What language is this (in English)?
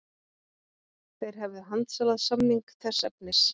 Icelandic